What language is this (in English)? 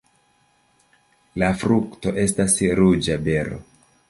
Esperanto